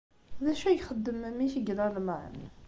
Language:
Kabyle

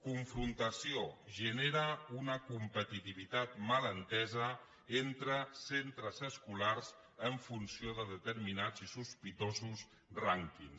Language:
Catalan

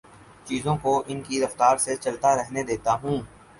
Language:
Urdu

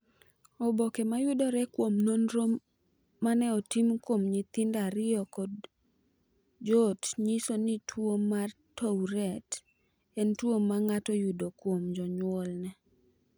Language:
Luo (Kenya and Tanzania)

